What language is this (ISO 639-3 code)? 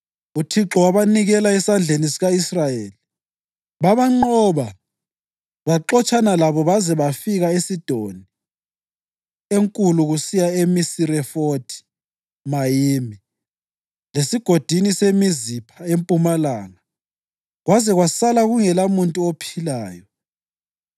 nde